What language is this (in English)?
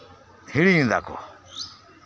Santali